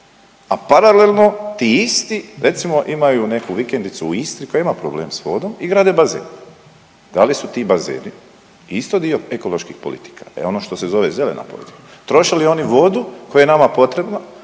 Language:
Croatian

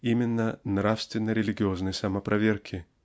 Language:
Russian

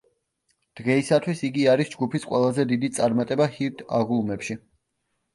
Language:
Georgian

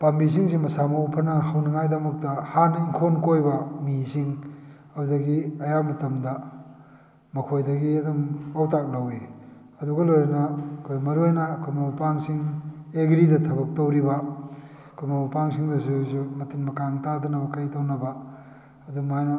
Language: Manipuri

